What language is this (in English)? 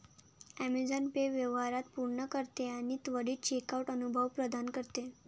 Marathi